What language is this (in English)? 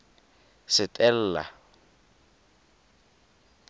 Tswana